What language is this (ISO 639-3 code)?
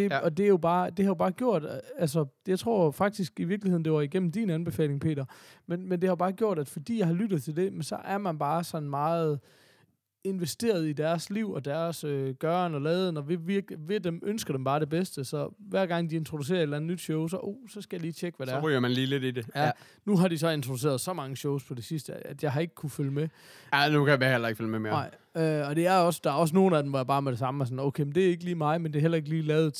dan